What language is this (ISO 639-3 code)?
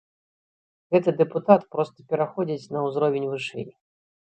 bel